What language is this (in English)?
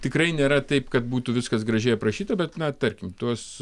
Lithuanian